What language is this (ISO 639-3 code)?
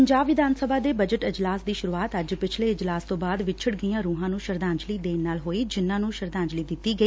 pan